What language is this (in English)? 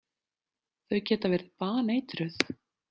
Icelandic